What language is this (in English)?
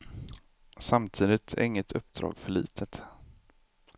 Swedish